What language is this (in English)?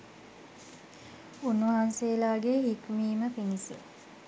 Sinhala